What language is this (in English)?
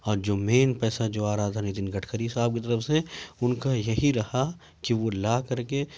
Urdu